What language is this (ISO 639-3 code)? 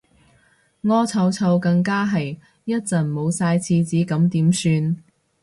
yue